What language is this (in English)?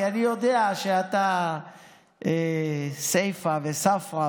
Hebrew